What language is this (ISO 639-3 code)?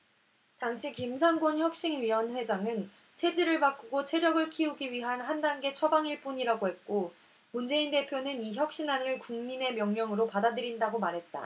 kor